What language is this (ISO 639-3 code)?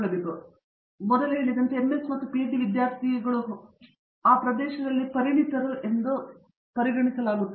kan